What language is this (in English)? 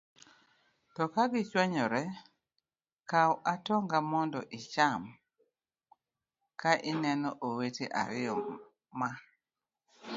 Luo (Kenya and Tanzania)